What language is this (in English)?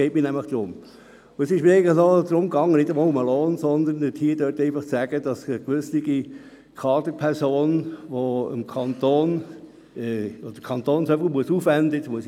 Swiss German